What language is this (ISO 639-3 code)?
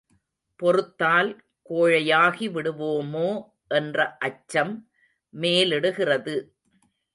tam